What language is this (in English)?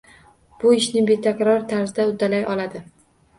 Uzbek